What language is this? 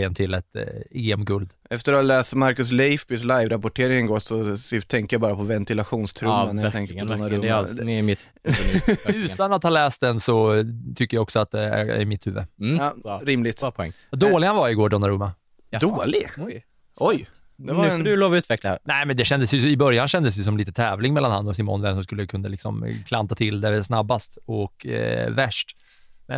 Swedish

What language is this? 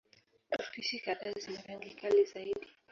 Swahili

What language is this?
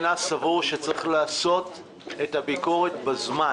Hebrew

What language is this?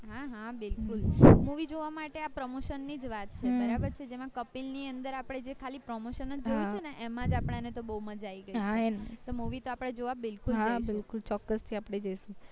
Gujarati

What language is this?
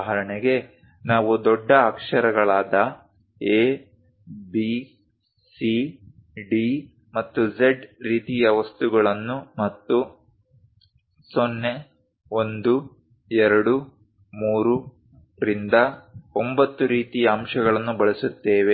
Kannada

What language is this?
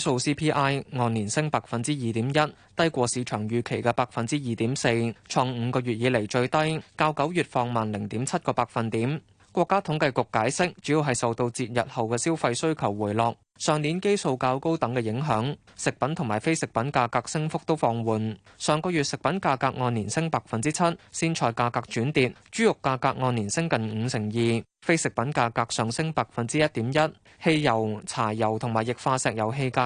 Chinese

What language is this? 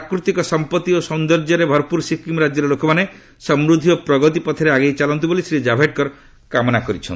Odia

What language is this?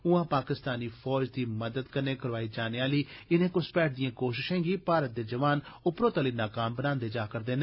Dogri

